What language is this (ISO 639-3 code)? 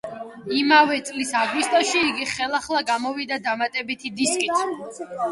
kat